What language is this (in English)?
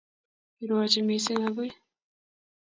Kalenjin